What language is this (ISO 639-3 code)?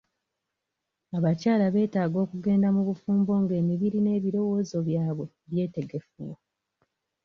lug